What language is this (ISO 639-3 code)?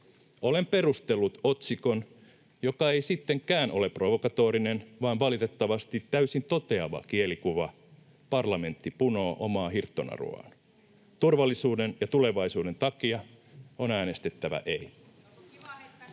fin